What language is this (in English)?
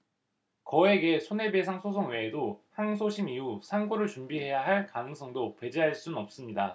Korean